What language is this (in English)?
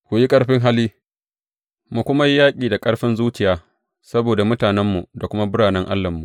Hausa